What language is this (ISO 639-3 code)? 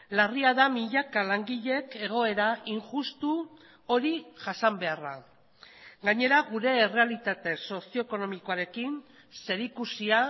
eus